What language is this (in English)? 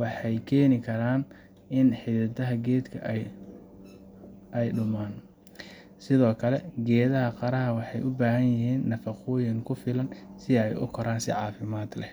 Somali